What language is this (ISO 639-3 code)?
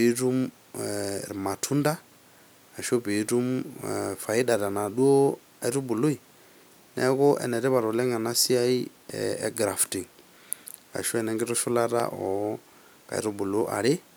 mas